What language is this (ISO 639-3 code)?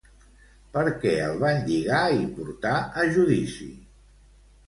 cat